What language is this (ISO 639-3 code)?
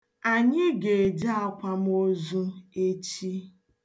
ibo